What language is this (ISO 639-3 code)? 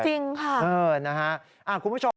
tha